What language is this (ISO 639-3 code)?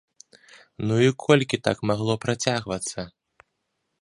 bel